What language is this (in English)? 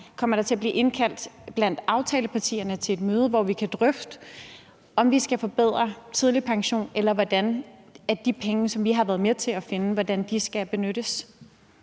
Danish